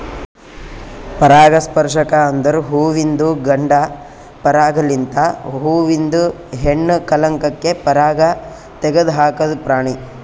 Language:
Kannada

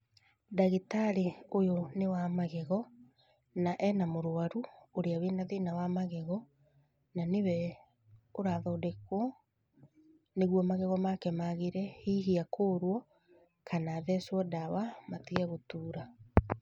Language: Kikuyu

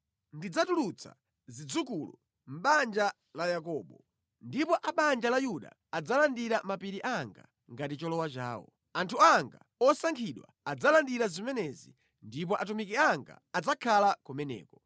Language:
Nyanja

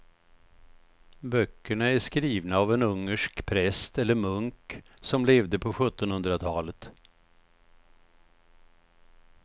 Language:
Swedish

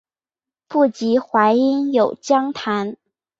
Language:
Chinese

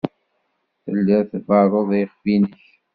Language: Kabyle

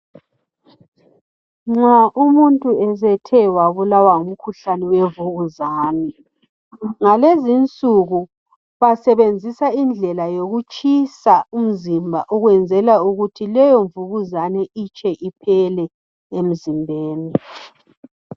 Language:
North Ndebele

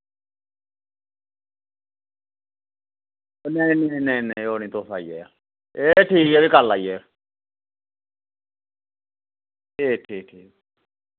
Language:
Dogri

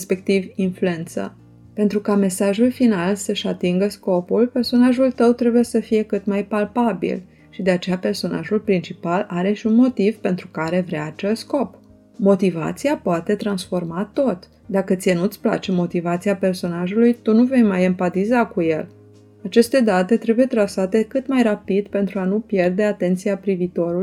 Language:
Romanian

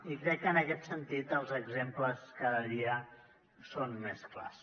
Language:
Catalan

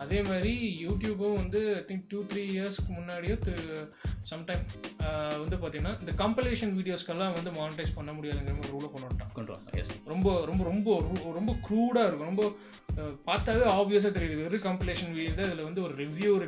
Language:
Tamil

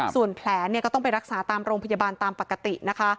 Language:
Thai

